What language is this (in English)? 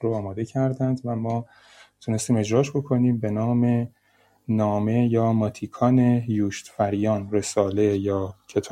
Persian